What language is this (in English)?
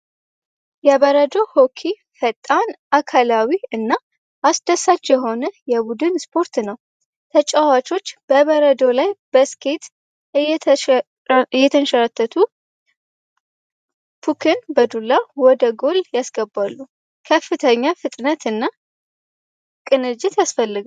Amharic